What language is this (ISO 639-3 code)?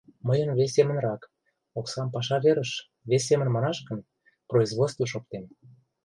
chm